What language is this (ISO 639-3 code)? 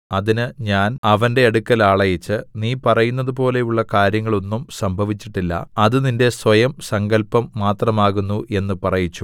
mal